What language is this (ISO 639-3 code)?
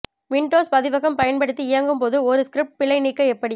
tam